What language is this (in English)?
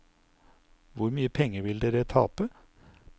Norwegian